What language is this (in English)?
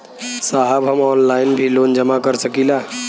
Bhojpuri